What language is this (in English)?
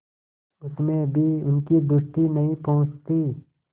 Hindi